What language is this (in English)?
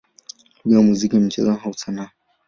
Swahili